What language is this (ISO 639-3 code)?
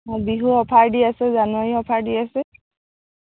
asm